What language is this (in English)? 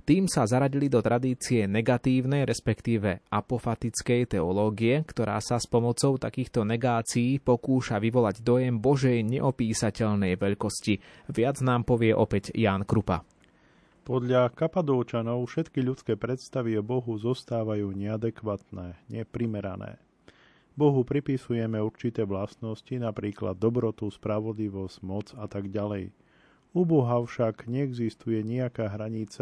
Slovak